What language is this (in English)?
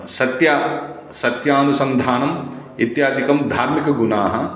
Sanskrit